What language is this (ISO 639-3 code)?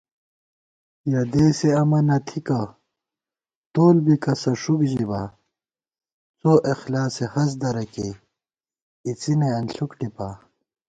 gwt